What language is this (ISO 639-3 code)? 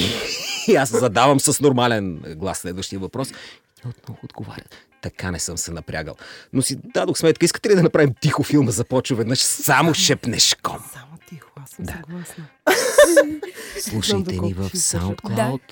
bul